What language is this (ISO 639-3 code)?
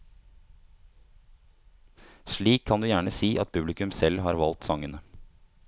nor